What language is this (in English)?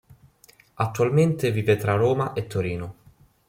Italian